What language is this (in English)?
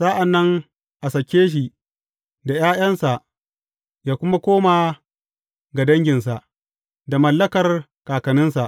Hausa